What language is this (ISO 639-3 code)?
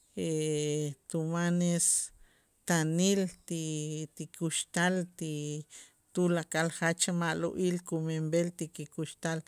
itz